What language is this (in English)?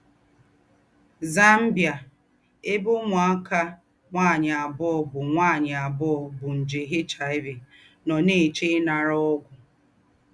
Igbo